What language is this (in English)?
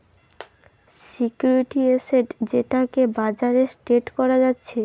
Bangla